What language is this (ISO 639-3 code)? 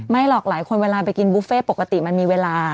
tha